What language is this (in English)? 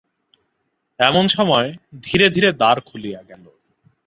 Bangla